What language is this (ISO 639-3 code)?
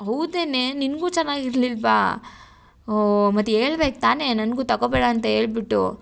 kan